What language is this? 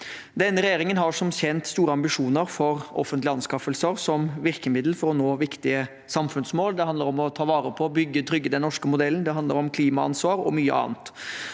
Norwegian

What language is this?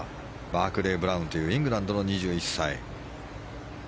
Japanese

